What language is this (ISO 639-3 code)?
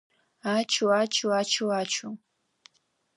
abk